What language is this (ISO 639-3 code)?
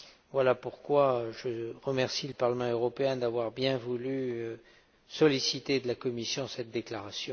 fra